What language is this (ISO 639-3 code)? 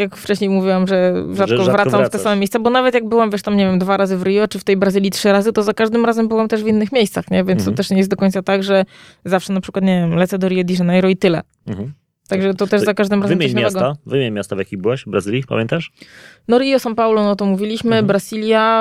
pol